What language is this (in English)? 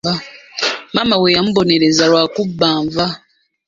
Ganda